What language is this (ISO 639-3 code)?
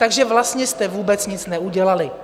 ces